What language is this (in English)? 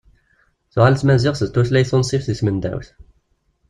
Kabyle